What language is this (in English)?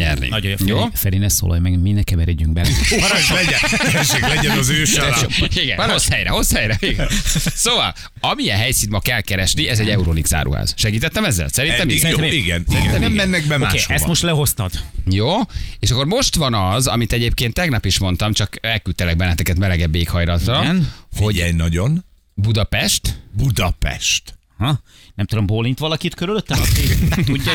Hungarian